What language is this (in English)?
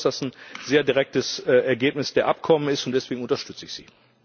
German